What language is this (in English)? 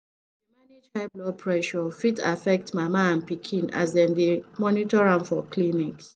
Nigerian Pidgin